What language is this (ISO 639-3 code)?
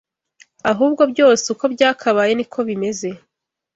kin